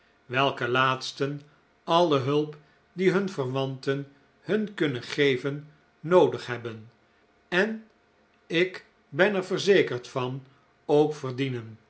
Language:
Dutch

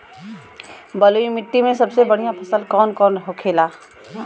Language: Bhojpuri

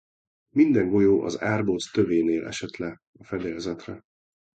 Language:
Hungarian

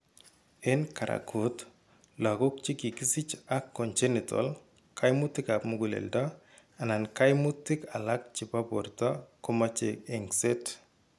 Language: Kalenjin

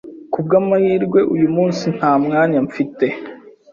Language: Kinyarwanda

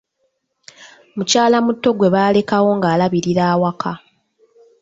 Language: Ganda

